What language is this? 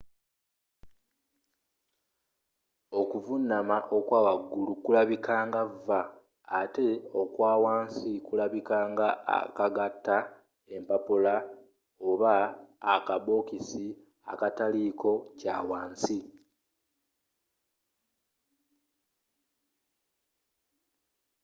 Ganda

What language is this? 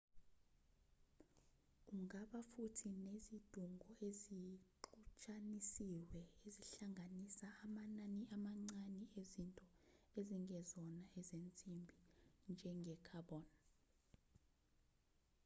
Zulu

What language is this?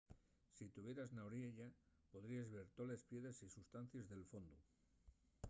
Asturian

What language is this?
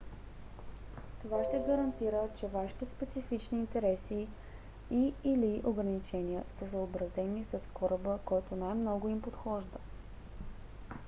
Bulgarian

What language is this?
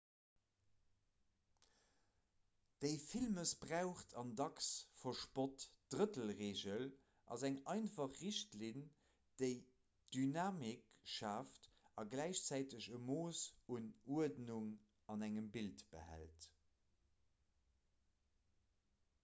Luxembourgish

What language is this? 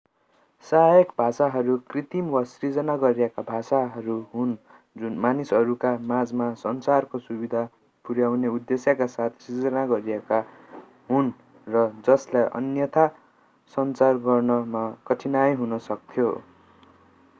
Nepali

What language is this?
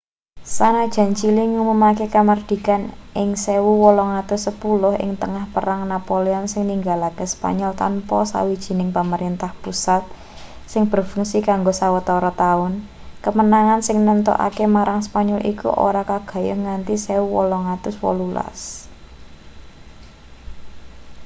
Javanese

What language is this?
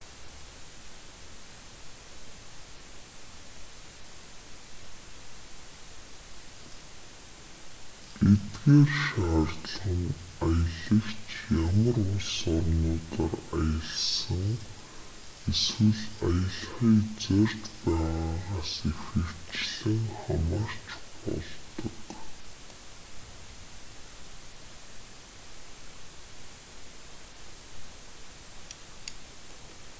Mongolian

